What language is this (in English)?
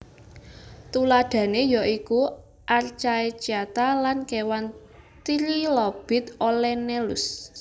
Javanese